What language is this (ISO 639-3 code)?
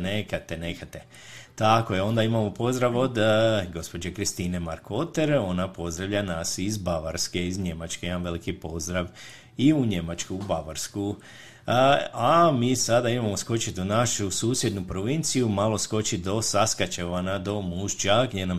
hrv